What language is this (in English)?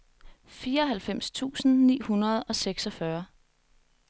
Danish